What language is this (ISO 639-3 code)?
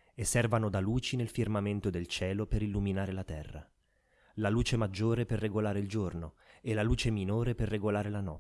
ita